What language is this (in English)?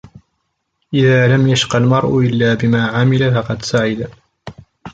Arabic